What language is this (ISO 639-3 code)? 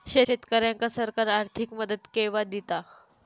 mar